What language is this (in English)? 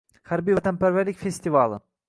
Uzbek